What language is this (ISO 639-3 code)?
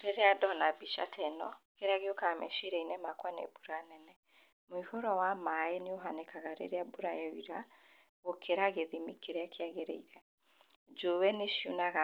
kik